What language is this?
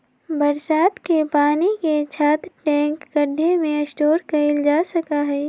Magahi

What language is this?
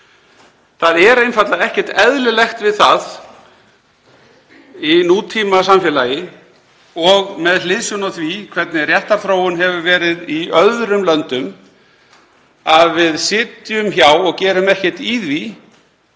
Icelandic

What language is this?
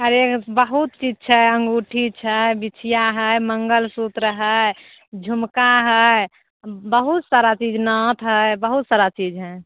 Maithili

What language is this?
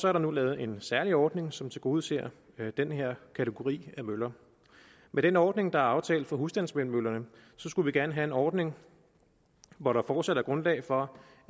Danish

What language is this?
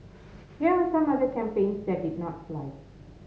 English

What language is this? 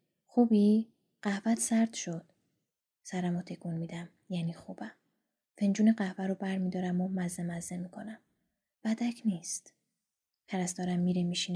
Persian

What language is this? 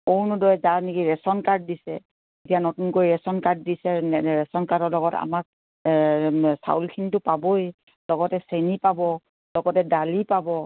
Assamese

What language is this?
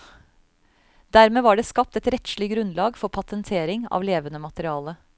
Norwegian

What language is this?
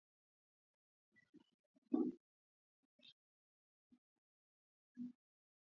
Swahili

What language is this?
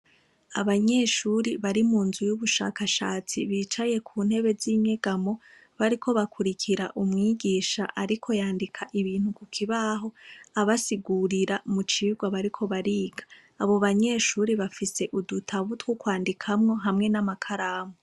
Rundi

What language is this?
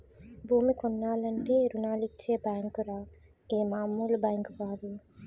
Telugu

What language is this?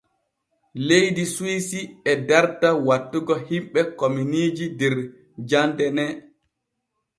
Borgu Fulfulde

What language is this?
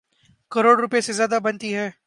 Urdu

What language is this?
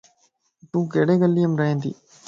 Lasi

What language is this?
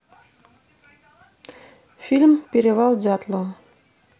Russian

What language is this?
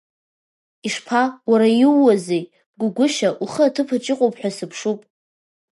Abkhazian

